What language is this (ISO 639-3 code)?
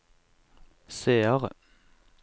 nor